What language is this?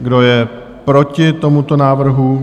Czech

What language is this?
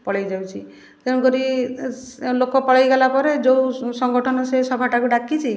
Odia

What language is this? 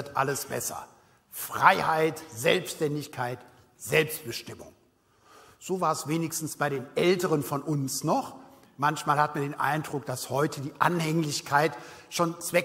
German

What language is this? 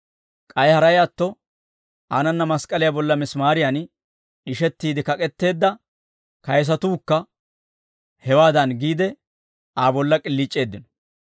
Dawro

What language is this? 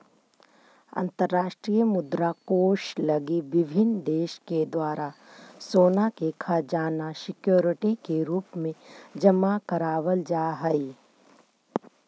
Magahi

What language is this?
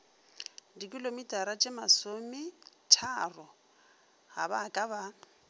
Northern Sotho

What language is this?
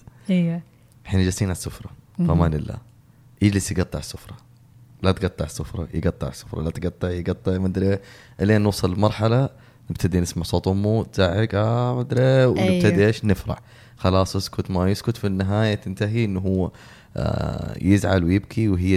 Arabic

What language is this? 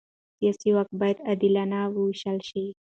Pashto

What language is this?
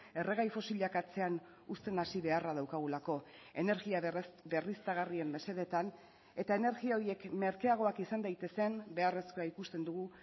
Basque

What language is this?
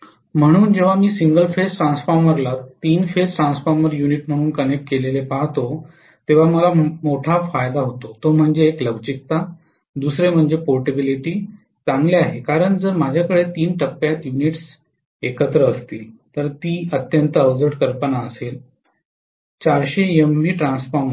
Marathi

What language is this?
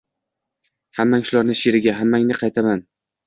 Uzbek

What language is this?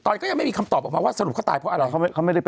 Thai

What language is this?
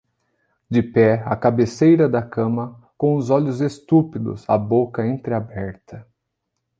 Portuguese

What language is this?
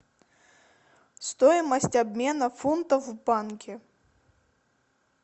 Russian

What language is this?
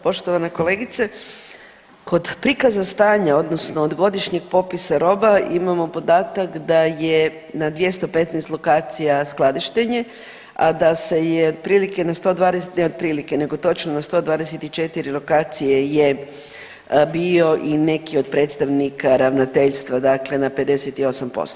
Croatian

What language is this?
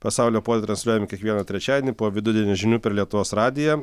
Lithuanian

